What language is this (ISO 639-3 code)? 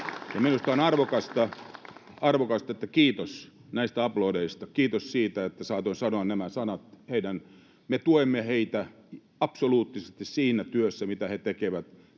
fin